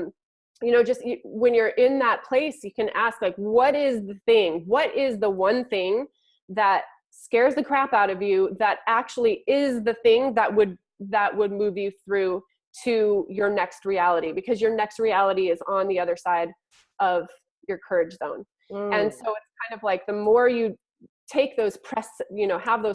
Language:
English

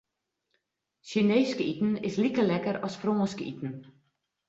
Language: Western Frisian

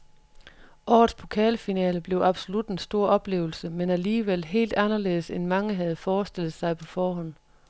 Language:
Danish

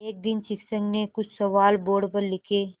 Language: Hindi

